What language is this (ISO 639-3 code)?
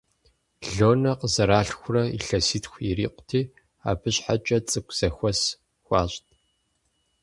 kbd